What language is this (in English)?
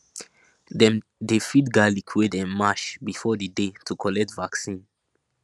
Nigerian Pidgin